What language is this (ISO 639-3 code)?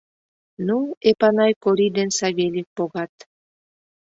chm